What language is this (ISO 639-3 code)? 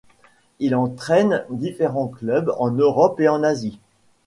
fra